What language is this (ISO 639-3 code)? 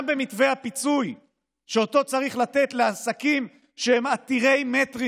heb